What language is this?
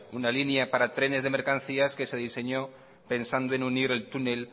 Spanish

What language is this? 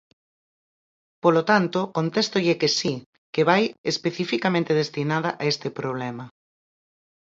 Galician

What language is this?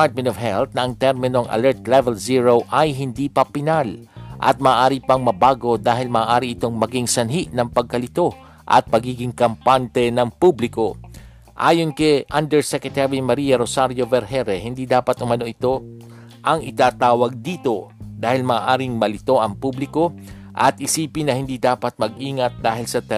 Filipino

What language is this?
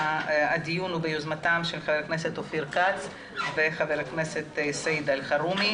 Hebrew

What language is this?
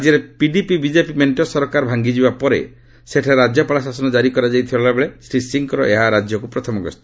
Odia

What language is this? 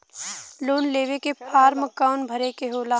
Bhojpuri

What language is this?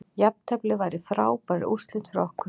Icelandic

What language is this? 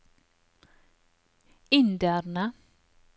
Norwegian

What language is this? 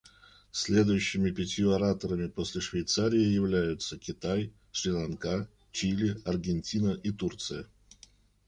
Russian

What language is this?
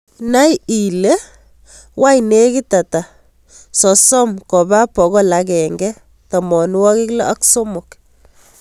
Kalenjin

